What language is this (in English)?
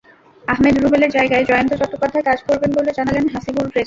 Bangla